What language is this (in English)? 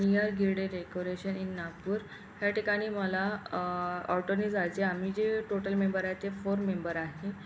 Marathi